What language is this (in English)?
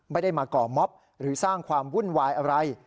Thai